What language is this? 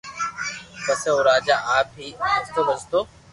Loarki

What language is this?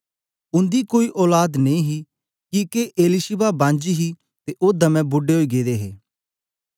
Dogri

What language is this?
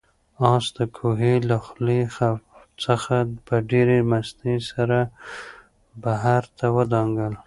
Pashto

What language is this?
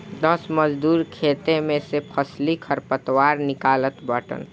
Bhojpuri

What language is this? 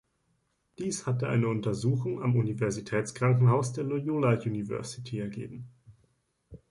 German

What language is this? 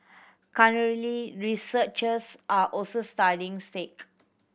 English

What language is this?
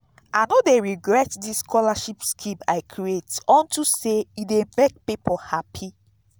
Nigerian Pidgin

